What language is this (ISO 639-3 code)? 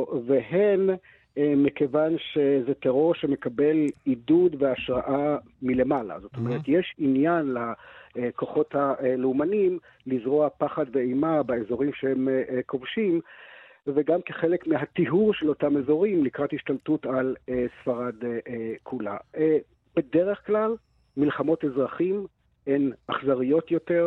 heb